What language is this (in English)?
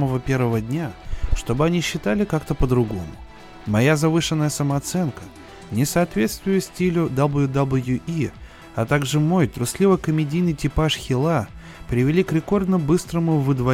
Russian